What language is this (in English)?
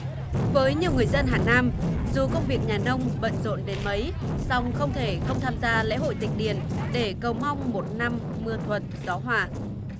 Vietnamese